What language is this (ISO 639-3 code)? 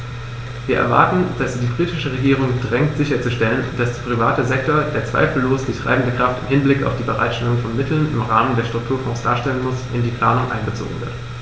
deu